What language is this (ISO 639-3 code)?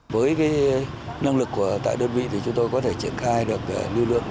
vie